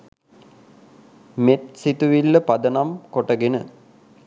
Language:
Sinhala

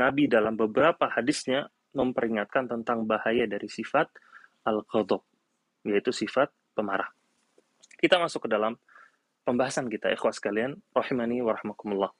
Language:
Indonesian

